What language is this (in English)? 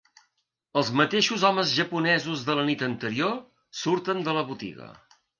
Catalan